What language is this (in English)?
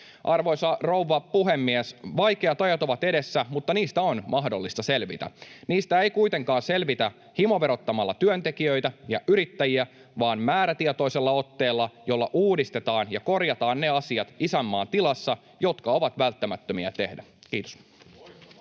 Finnish